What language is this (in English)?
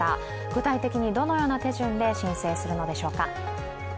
Japanese